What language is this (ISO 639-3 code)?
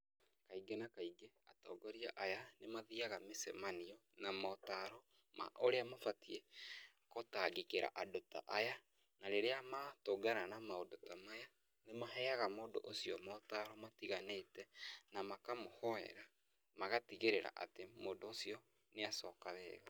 kik